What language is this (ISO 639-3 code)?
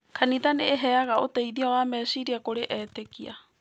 kik